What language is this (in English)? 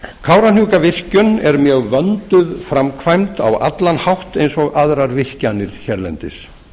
Icelandic